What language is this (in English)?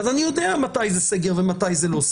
Hebrew